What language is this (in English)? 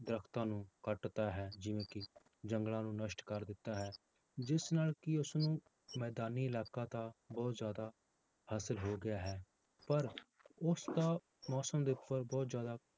Punjabi